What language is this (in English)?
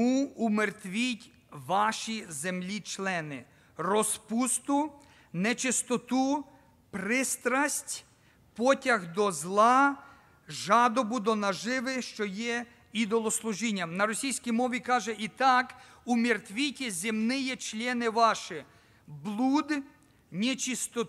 Ukrainian